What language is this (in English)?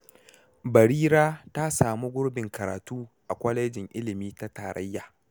Hausa